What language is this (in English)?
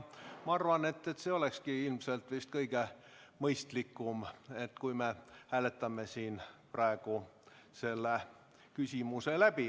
Estonian